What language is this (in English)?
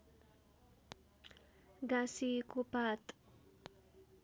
Nepali